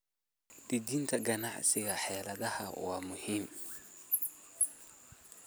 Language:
Somali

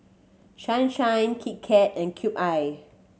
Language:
English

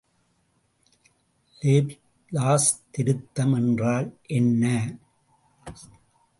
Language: Tamil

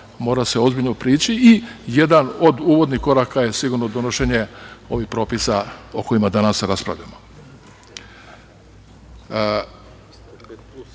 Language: Serbian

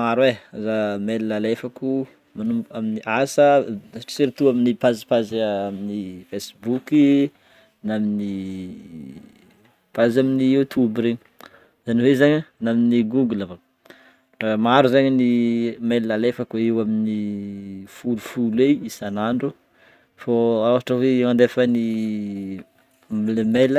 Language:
Northern Betsimisaraka Malagasy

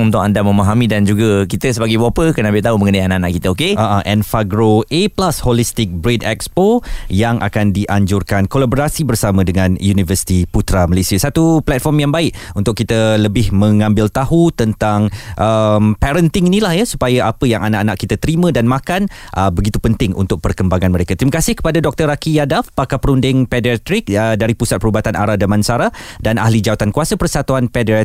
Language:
Malay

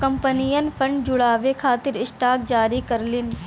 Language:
Bhojpuri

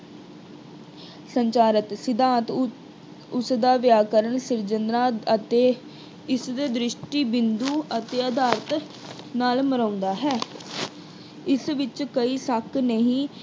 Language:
Punjabi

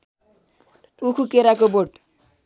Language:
Nepali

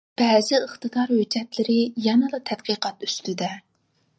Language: Uyghur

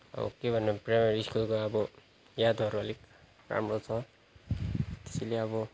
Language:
Nepali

